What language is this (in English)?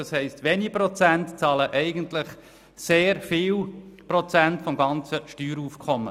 Swiss German